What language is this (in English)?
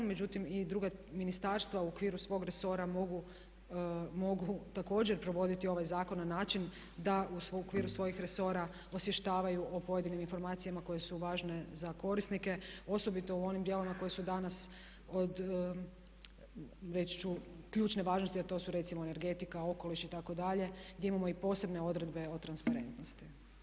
Croatian